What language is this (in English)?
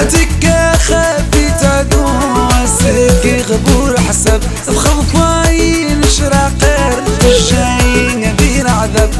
Arabic